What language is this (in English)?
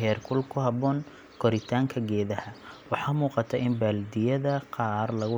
Somali